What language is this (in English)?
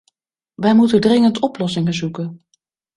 Dutch